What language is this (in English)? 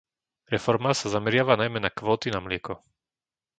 Slovak